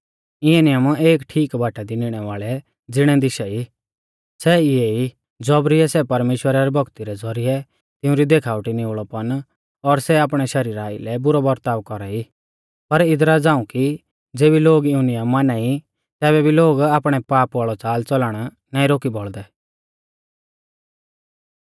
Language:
Mahasu Pahari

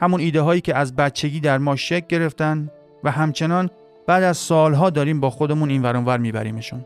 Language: Persian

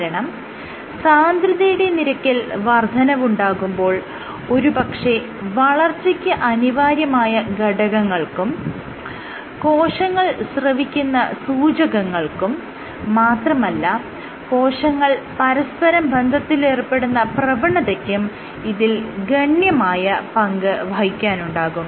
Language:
Malayalam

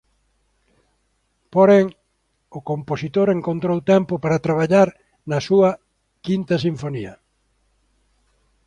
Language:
Galician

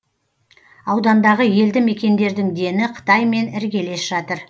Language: Kazakh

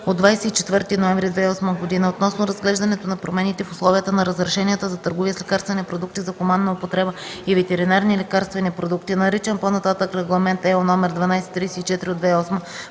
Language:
Bulgarian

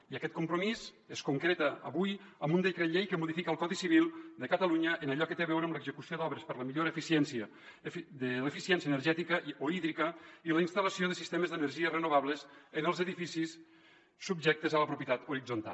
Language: Catalan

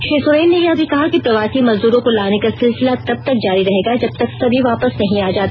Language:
Hindi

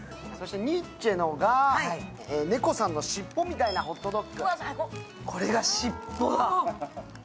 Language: Japanese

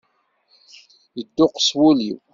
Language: Kabyle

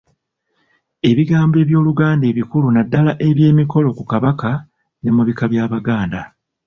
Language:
Ganda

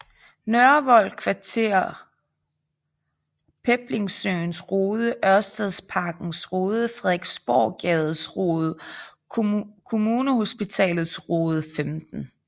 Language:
Danish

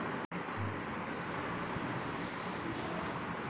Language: Bangla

